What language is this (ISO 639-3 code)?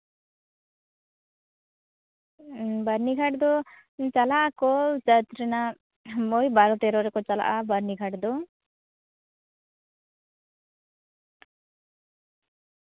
sat